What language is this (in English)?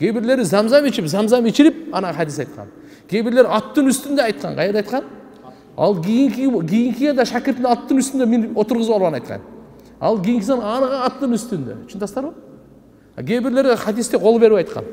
Turkish